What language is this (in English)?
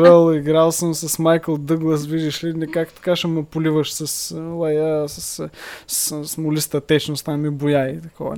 Bulgarian